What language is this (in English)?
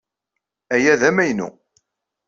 Kabyle